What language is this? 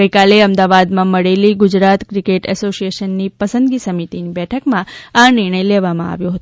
Gujarati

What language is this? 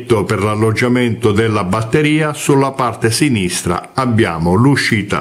Italian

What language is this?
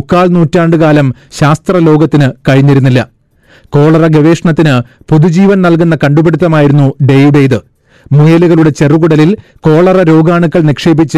Malayalam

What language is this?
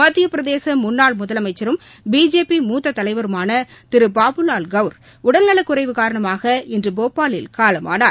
Tamil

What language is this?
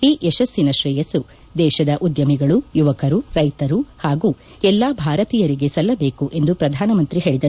Kannada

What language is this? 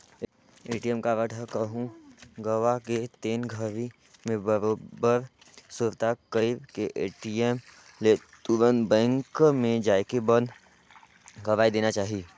Chhattisgarhi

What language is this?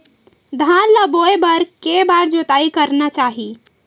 Chhattisgarhi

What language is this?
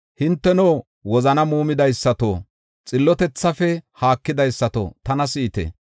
Gofa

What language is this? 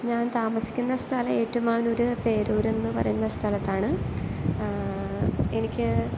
Malayalam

